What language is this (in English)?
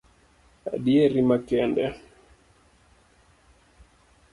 Luo (Kenya and Tanzania)